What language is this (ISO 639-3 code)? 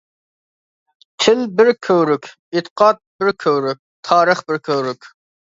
uig